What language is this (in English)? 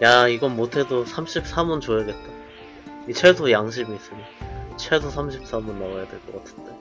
Korean